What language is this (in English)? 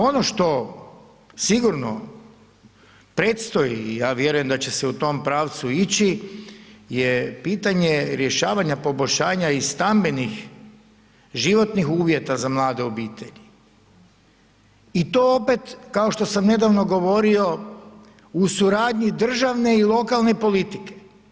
Croatian